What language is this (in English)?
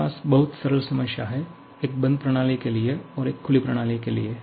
Hindi